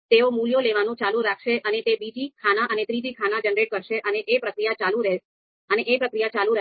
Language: Gujarati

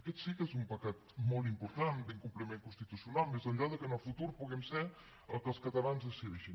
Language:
Catalan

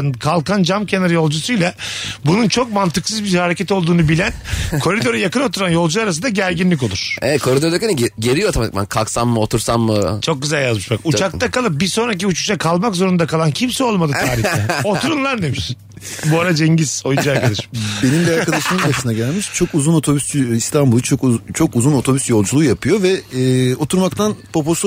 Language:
Turkish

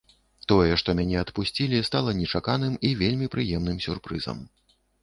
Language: Belarusian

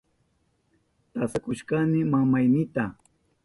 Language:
Southern Pastaza Quechua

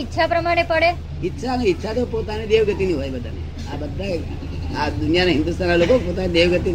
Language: Gujarati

